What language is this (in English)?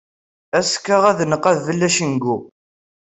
Kabyle